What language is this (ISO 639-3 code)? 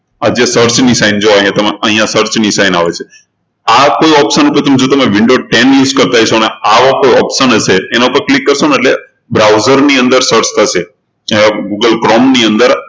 guj